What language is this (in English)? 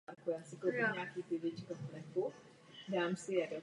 Czech